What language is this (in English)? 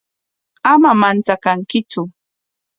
Corongo Ancash Quechua